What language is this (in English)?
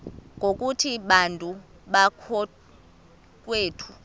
Xhosa